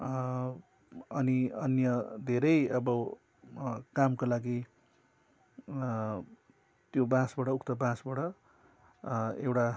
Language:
Nepali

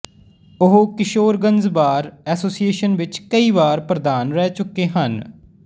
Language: Punjabi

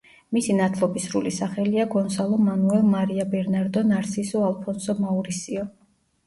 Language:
Georgian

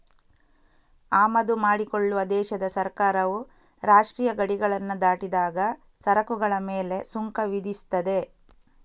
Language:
Kannada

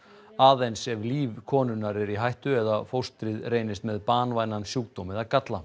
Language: Icelandic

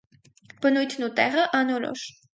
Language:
Armenian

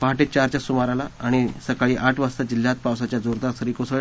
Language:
Marathi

